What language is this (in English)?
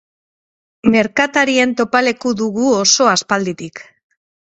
Basque